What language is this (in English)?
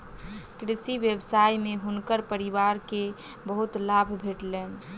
Maithili